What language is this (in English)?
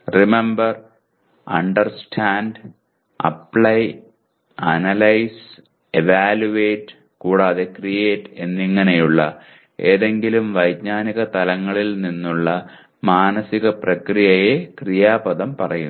Malayalam